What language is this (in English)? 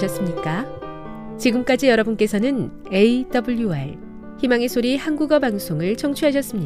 Korean